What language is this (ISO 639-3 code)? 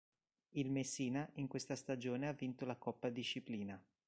ita